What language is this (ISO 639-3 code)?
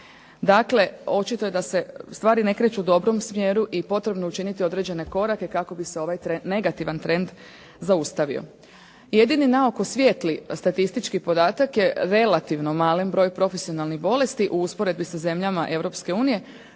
hrv